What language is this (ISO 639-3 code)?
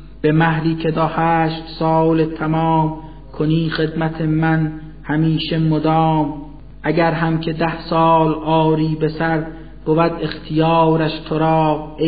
fas